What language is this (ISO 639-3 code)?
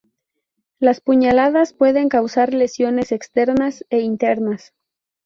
spa